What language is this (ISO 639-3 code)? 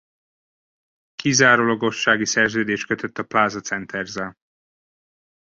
hun